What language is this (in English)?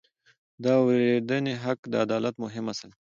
Pashto